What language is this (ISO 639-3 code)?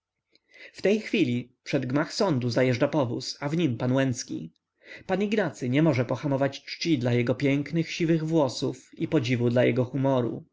pol